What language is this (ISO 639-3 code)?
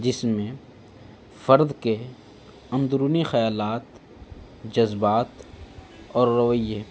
urd